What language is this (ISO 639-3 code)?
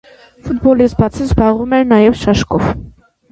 hye